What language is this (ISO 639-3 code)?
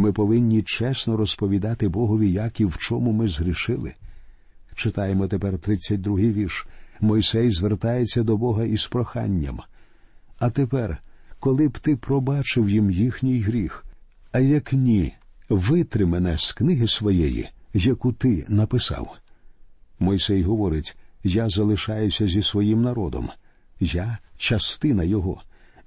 ukr